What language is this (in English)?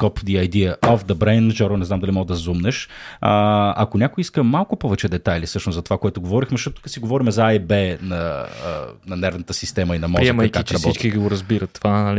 Bulgarian